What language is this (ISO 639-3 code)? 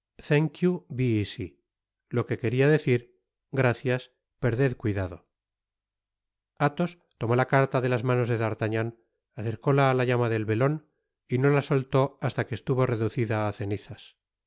spa